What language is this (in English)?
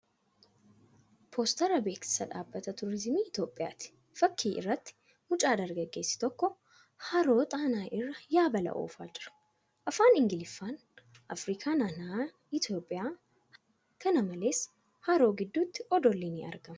Oromo